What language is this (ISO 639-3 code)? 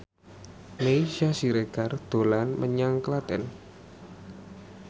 jav